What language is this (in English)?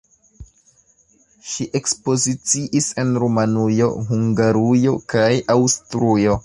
Esperanto